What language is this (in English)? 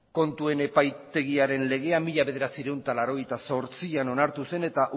Basque